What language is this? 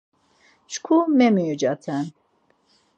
Laz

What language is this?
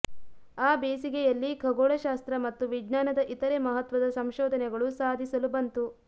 Kannada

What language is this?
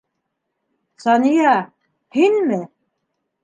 Bashkir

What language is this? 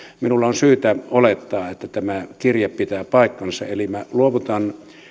Finnish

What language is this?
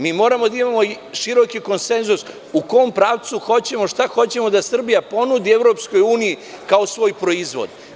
Serbian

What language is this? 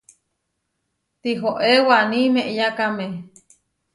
Huarijio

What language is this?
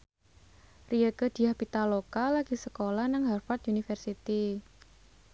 Javanese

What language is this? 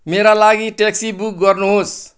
Nepali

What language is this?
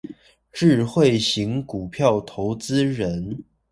Chinese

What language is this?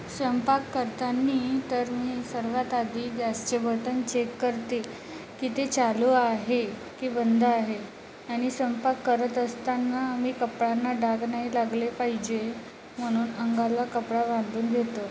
Marathi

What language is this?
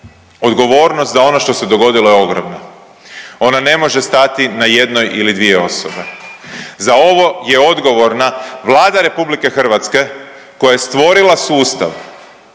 Croatian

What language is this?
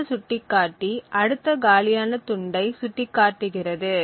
Tamil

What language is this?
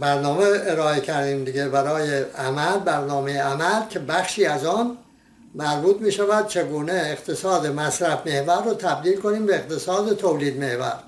Persian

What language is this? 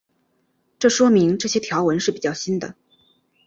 Chinese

